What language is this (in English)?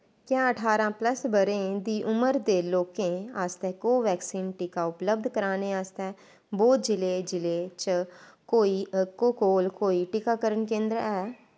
Dogri